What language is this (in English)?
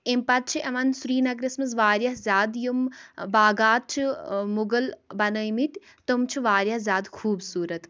Kashmiri